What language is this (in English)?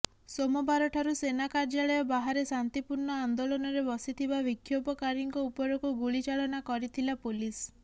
Odia